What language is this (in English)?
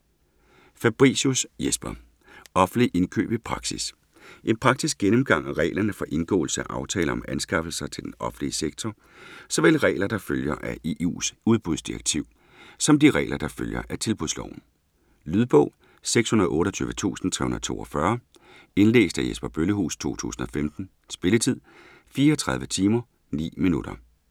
Danish